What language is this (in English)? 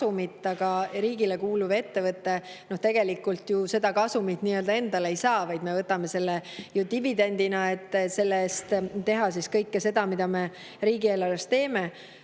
Estonian